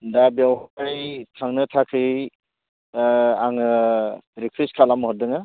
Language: Bodo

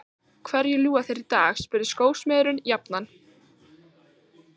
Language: Icelandic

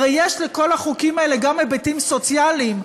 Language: Hebrew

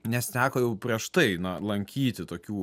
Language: Lithuanian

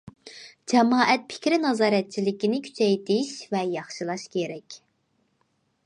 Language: Uyghur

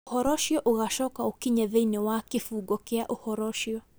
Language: Kikuyu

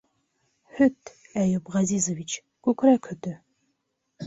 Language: Bashkir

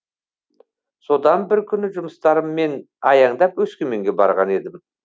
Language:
Kazakh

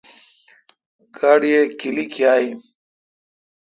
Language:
Kalkoti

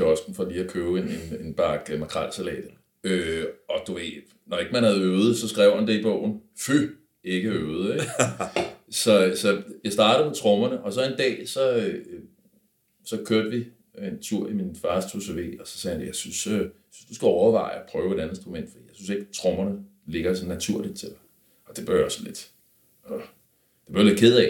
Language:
Danish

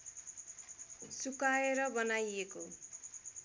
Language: Nepali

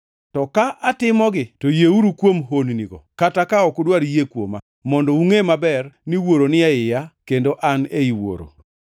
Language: Luo (Kenya and Tanzania)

